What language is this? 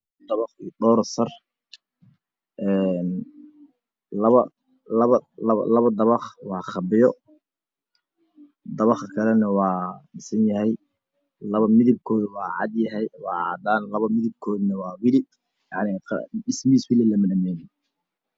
Somali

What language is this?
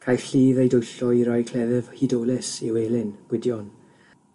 Welsh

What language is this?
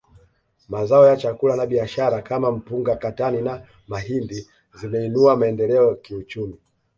Swahili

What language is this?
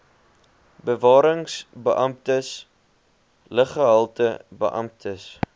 Afrikaans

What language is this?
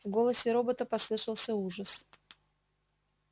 Russian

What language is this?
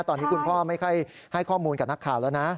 Thai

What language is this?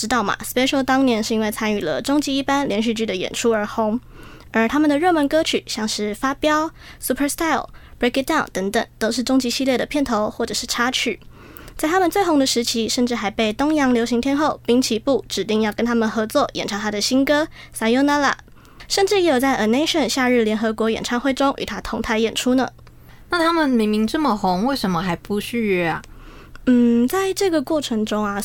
Chinese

